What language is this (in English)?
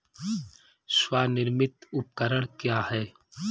Hindi